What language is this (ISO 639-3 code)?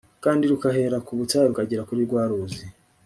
kin